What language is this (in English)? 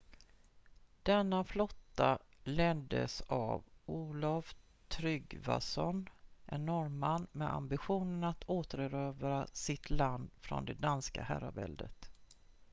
Swedish